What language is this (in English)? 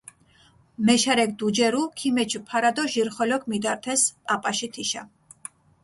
Mingrelian